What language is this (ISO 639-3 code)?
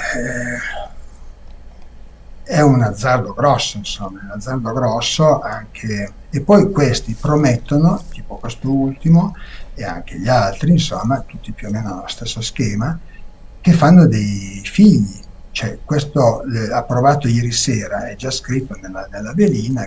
ita